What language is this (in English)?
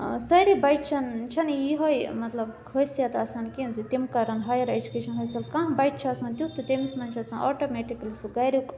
Kashmiri